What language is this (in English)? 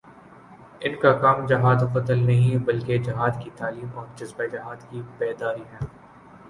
Urdu